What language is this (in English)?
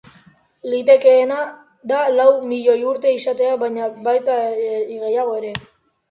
Basque